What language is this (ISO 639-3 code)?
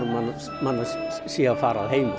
isl